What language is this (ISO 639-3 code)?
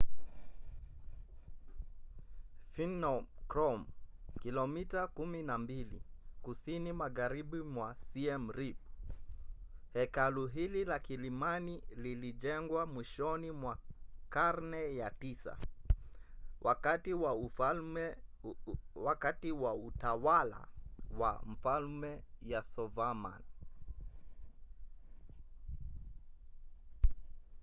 swa